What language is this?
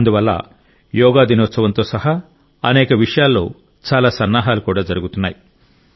Telugu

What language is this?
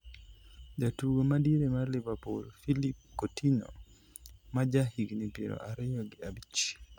Luo (Kenya and Tanzania)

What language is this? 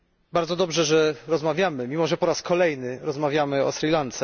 Polish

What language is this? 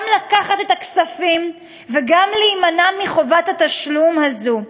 Hebrew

